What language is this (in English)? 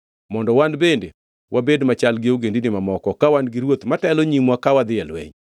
Luo (Kenya and Tanzania)